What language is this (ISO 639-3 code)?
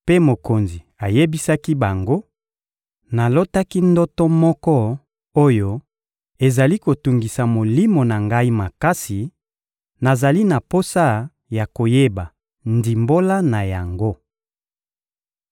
lin